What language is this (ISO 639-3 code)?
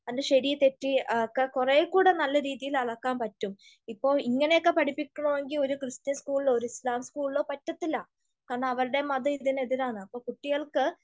mal